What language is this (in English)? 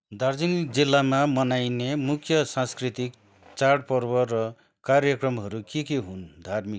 Nepali